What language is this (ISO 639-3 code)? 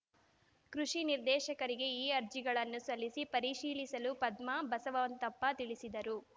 kan